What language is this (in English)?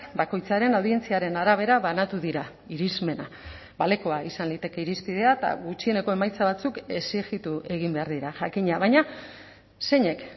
Basque